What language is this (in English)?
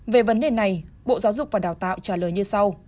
Vietnamese